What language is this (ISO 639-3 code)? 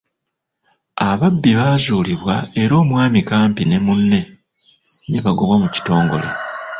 lug